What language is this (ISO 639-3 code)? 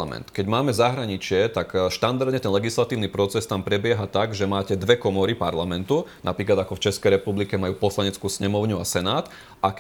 slk